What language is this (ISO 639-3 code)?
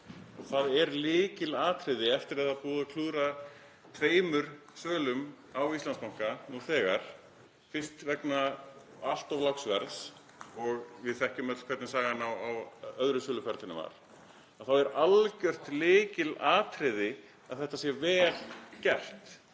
isl